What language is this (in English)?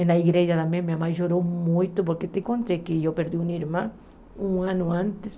Portuguese